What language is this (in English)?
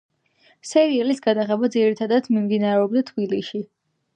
Georgian